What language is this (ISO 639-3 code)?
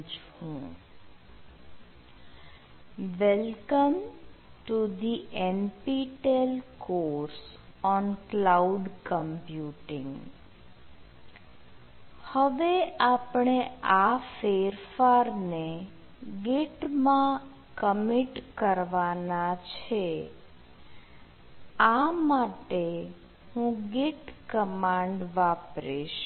guj